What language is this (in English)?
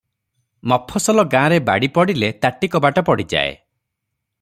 Odia